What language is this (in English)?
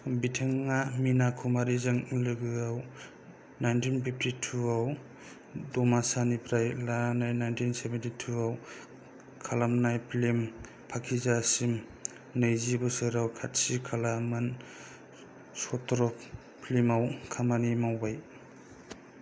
Bodo